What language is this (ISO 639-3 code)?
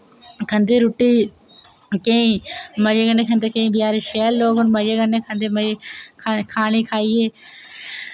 doi